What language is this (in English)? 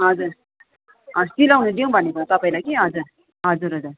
Nepali